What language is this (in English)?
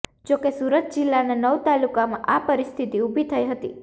Gujarati